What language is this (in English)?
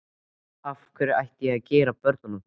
Icelandic